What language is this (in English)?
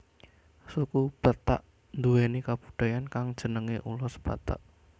Javanese